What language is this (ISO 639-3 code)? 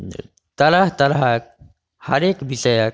mai